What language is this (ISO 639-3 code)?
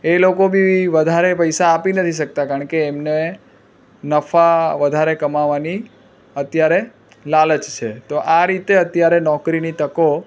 guj